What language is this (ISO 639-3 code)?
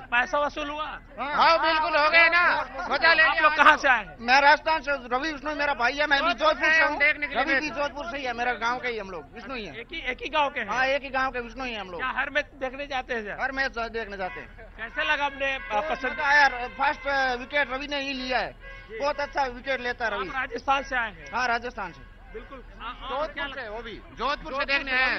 hin